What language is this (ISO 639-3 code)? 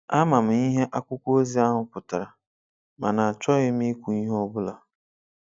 ibo